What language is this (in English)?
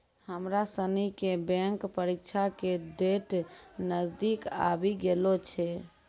Maithili